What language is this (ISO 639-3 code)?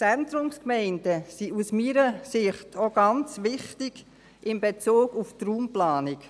gsw